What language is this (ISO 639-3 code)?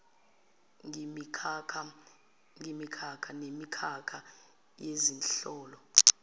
zul